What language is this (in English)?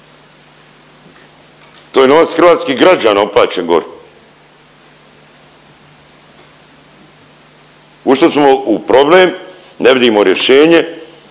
Croatian